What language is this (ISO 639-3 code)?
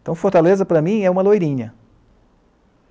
por